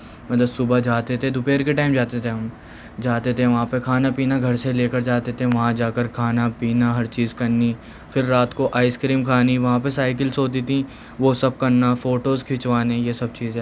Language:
Urdu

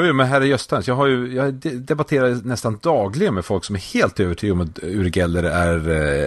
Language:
Swedish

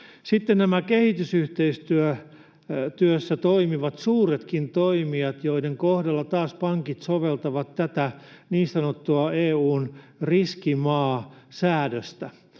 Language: Finnish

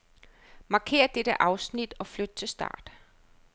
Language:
Danish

